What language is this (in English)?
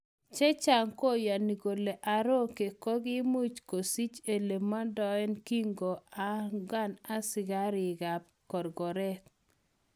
Kalenjin